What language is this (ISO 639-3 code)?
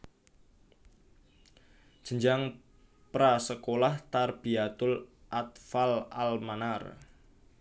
jav